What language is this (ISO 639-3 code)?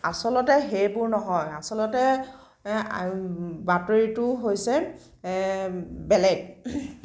asm